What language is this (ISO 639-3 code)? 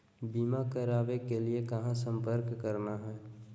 mag